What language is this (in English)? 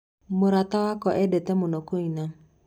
Kikuyu